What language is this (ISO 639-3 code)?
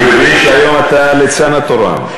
heb